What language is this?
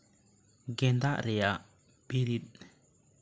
Santali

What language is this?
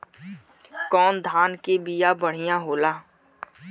Bhojpuri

